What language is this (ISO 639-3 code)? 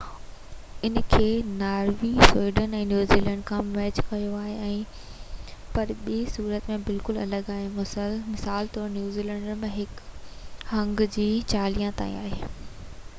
snd